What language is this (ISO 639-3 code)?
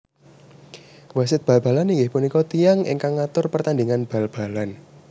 jav